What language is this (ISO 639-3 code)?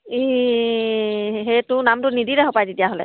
asm